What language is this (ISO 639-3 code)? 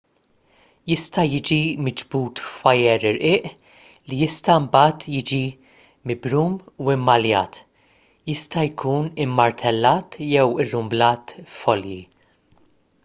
mlt